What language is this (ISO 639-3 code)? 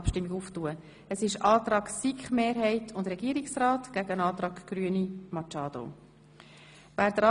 gsw